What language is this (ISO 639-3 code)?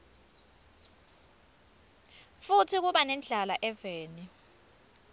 ssw